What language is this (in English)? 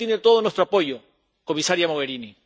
Spanish